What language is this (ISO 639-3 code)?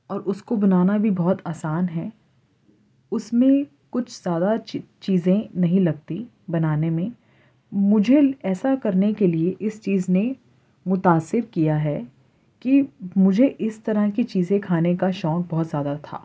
urd